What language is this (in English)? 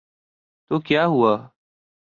Urdu